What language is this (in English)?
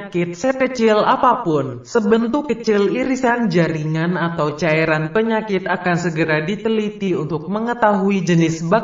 Indonesian